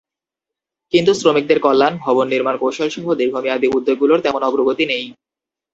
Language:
Bangla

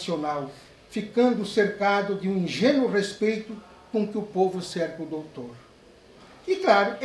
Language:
Portuguese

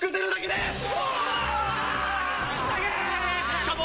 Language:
Japanese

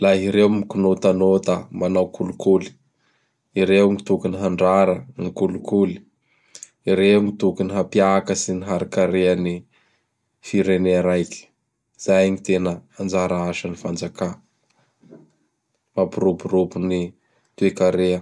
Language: Bara Malagasy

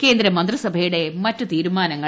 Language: Malayalam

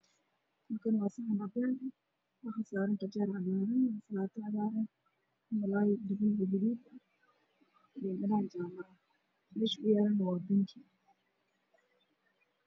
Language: Somali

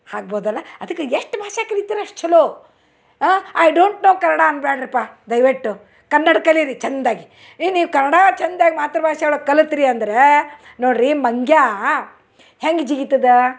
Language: Kannada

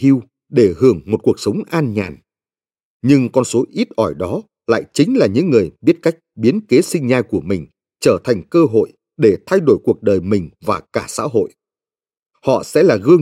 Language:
Vietnamese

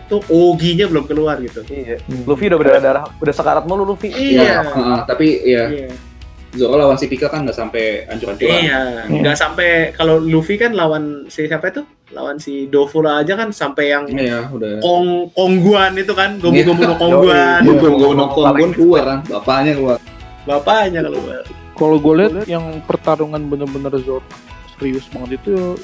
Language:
Indonesian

